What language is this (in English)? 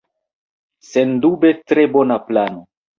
Esperanto